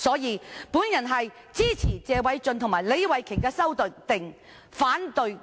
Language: Cantonese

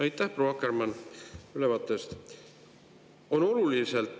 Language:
Estonian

